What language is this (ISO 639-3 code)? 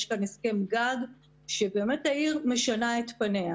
heb